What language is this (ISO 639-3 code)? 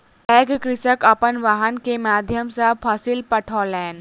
mai